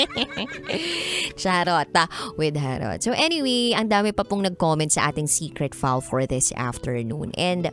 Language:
Filipino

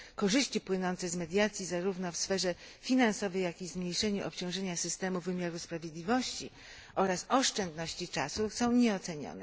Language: Polish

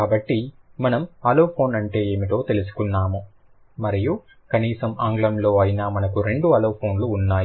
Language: Telugu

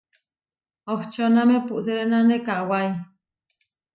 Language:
Huarijio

